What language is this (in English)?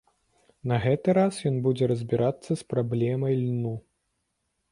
Belarusian